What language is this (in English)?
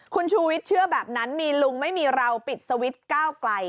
Thai